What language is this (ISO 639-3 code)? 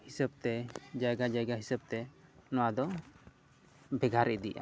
sat